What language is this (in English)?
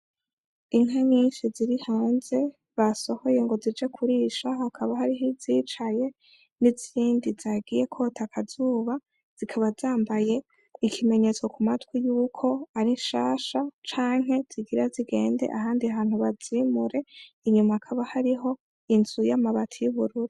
Rundi